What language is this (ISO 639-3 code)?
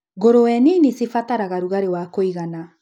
kik